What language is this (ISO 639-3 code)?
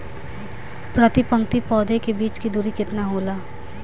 bho